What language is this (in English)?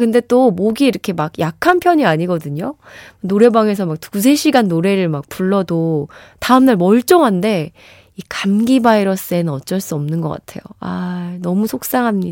Korean